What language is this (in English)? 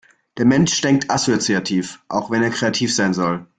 German